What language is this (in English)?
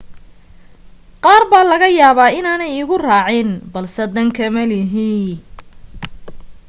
Somali